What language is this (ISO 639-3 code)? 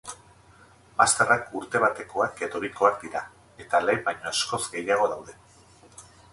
eus